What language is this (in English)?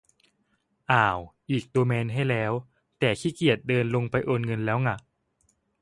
Thai